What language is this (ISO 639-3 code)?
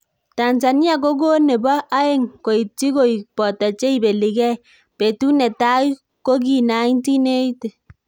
kln